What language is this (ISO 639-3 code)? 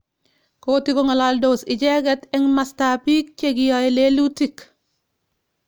kln